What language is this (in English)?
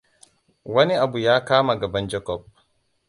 Hausa